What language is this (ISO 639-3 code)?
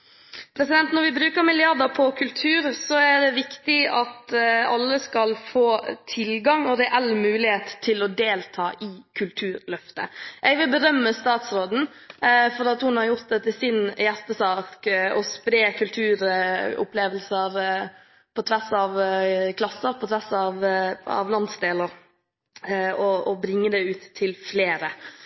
nob